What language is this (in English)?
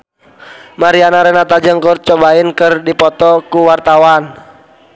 Sundanese